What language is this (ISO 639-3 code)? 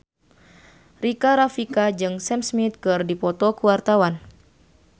sun